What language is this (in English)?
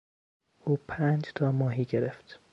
Persian